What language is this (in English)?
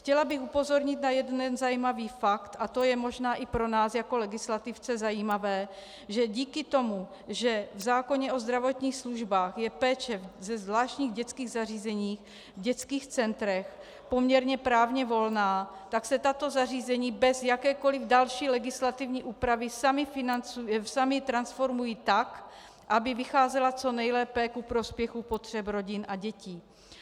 Czech